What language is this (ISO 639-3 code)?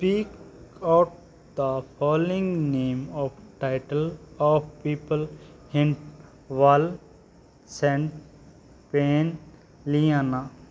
pan